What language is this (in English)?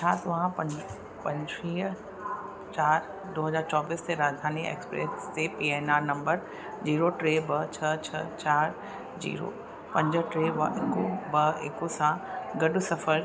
Sindhi